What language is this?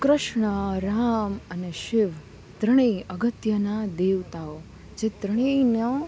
Gujarati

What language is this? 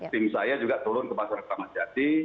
Indonesian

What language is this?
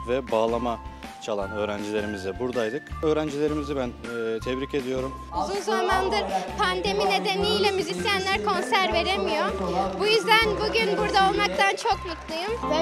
Turkish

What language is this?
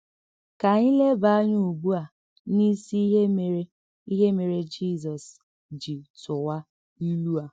Igbo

